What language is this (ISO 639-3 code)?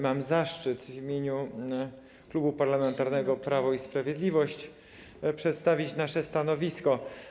pol